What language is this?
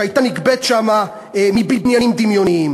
Hebrew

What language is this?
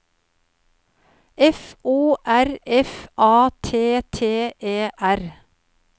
Norwegian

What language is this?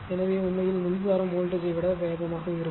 Tamil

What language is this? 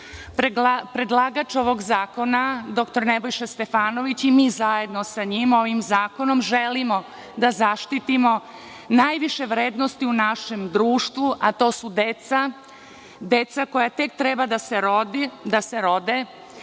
Serbian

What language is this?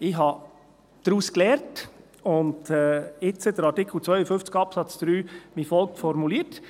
Swiss German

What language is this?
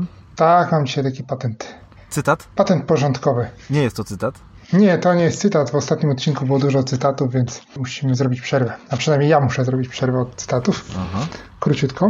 Polish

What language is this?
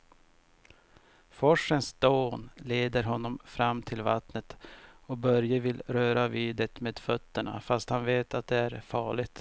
Swedish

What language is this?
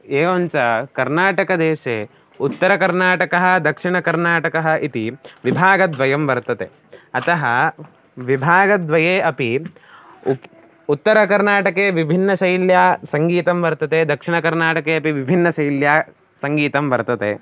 Sanskrit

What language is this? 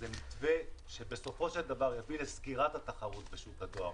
Hebrew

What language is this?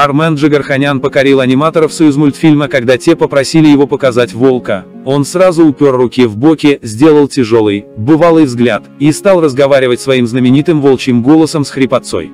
Russian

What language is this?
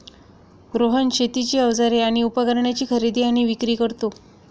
Marathi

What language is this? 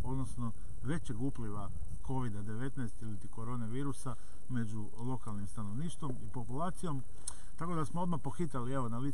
Croatian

